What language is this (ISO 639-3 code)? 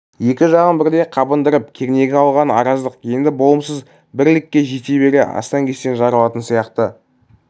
kaz